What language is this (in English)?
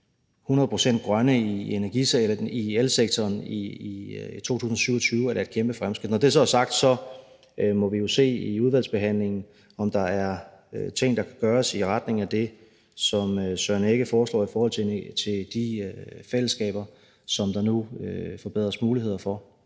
Danish